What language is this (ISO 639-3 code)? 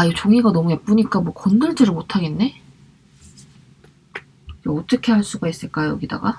kor